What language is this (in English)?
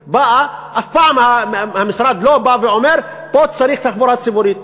Hebrew